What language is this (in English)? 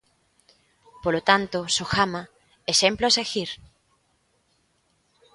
Galician